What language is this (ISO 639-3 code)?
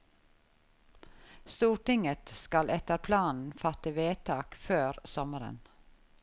nor